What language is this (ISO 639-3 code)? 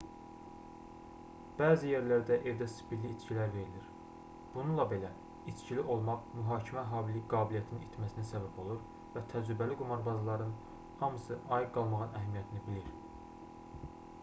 aze